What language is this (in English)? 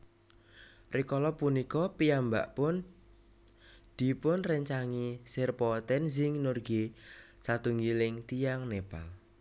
Javanese